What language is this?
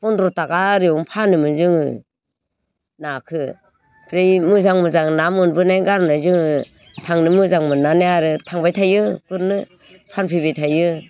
Bodo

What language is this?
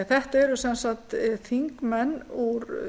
Icelandic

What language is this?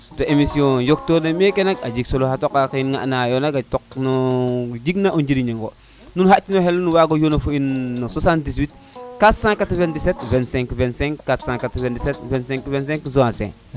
Serer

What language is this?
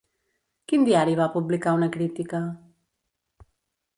Catalan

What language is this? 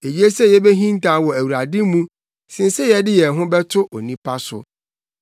Akan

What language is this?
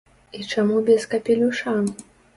Belarusian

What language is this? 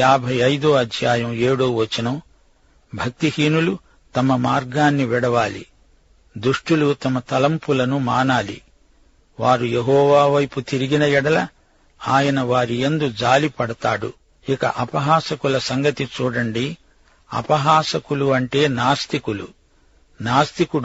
Telugu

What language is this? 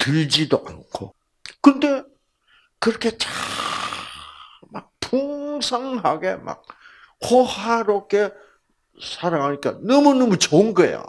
Korean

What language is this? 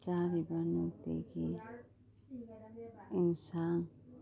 Manipuri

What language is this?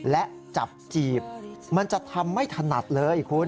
Thai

